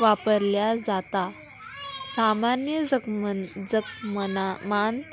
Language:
Konkani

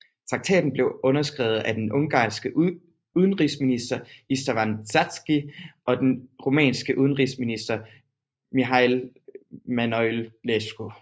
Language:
Danish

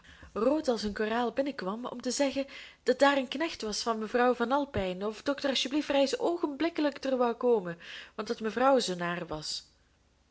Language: Dutch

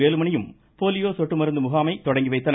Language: Tamil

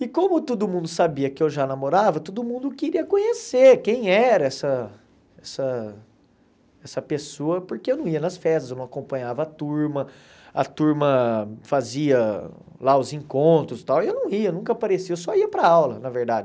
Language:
Portuguese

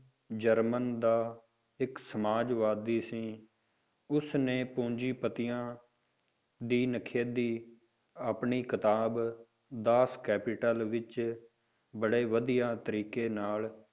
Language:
Punjabi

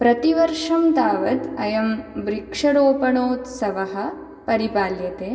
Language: Sanskrit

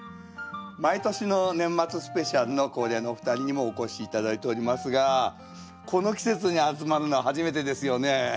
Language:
Japanese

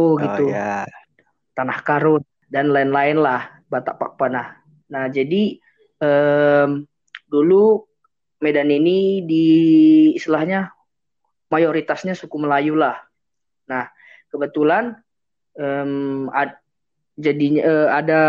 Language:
Indonesian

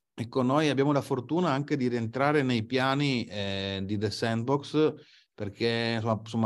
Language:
Italian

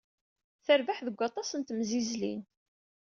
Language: Kabyle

